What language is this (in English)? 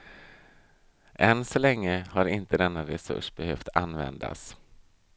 Swedish